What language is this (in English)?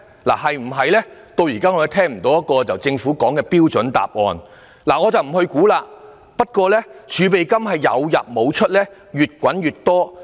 Cantonese